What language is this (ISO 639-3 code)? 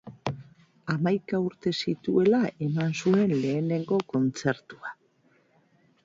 eus